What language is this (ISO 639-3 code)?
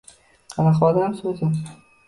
uzb